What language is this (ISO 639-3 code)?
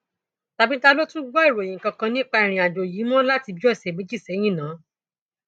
yor